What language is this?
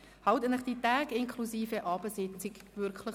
Swiss German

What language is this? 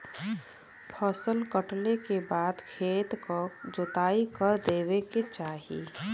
Bhojpuri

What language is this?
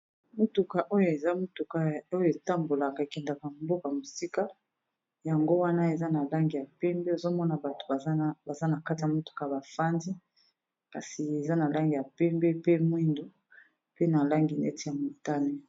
Lingala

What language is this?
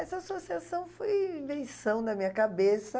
Portuguese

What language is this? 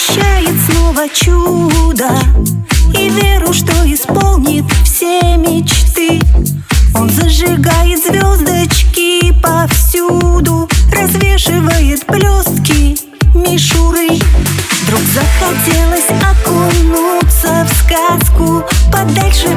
Russian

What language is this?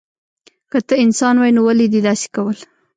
Pashto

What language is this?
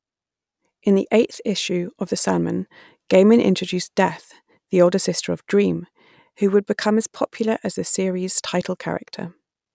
English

